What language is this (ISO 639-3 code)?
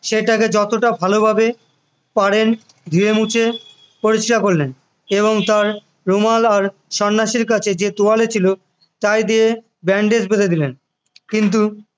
ben